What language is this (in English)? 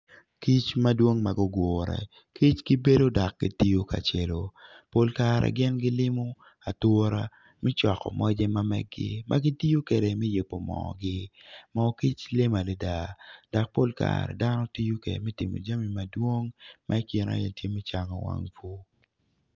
Acoli